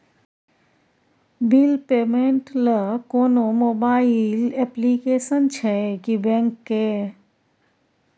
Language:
Maithili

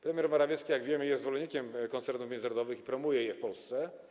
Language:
Polish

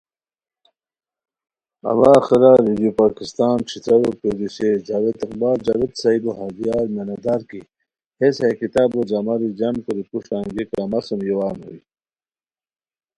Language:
Khowar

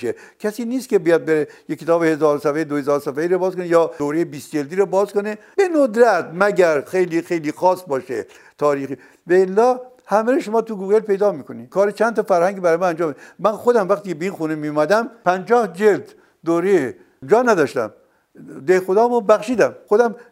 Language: Persian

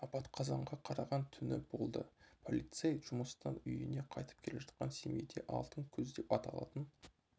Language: Kazakh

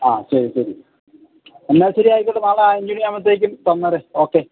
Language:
Malayalam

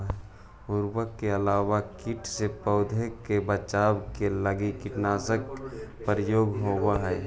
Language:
Magahi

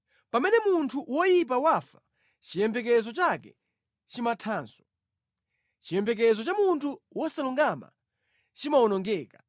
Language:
Nyanja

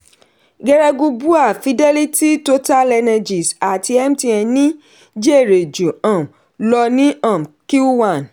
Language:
Yoruba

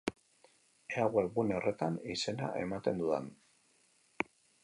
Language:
Basque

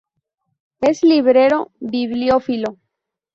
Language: Spanish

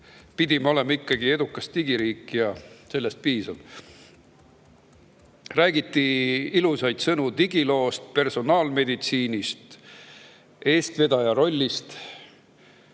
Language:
Estonian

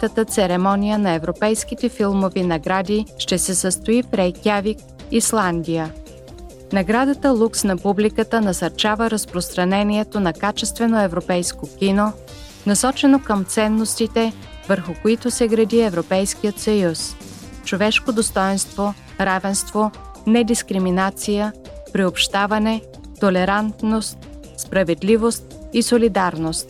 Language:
Bulgarian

